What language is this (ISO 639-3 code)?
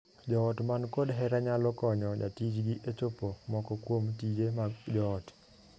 luo